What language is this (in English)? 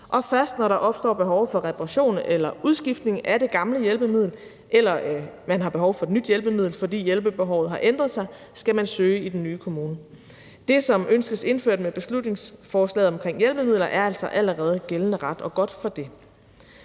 Danish